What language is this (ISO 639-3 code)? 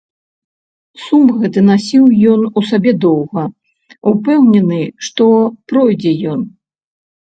bel